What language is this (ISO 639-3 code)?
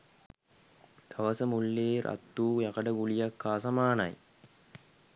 sin